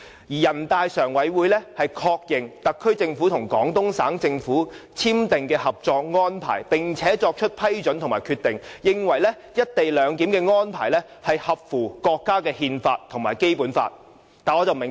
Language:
Cantonese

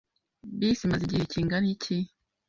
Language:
Kinyarwanda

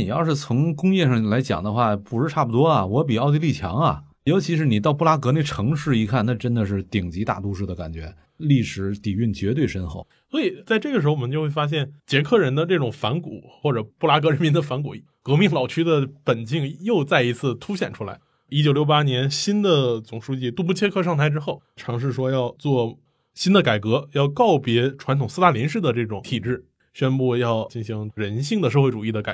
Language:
Chinese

